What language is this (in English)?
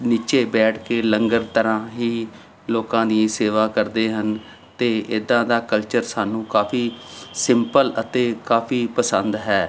Punjabi